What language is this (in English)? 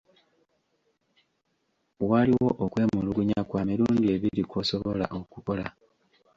Ganda